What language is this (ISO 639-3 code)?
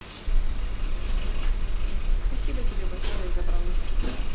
rus